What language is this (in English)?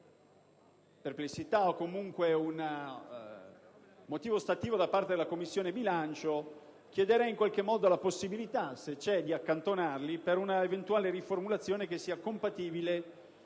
Italian